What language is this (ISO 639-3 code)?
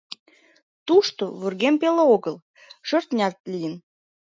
chm